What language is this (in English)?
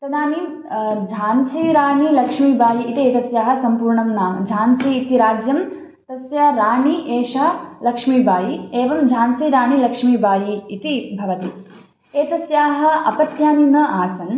Sanskrit